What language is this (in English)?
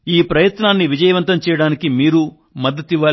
Telugu